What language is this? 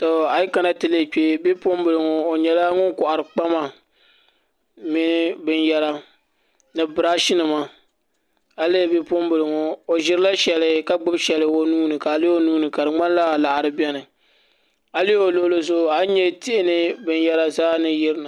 Dagbani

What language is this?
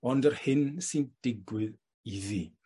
Welsh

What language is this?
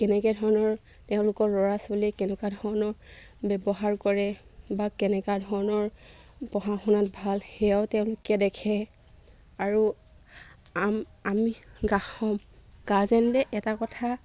Assamese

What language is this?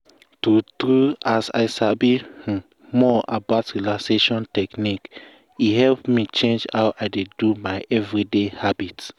Nigerian Pidgin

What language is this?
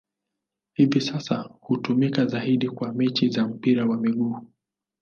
Swahili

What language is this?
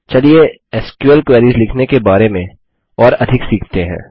Hindi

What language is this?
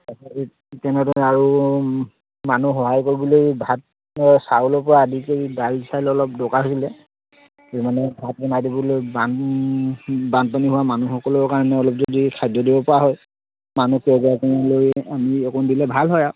Assamese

